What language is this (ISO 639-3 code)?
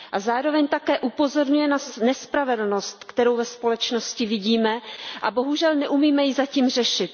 ces